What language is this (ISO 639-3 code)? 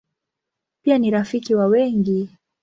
swa